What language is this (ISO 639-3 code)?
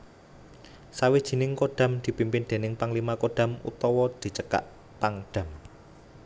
jav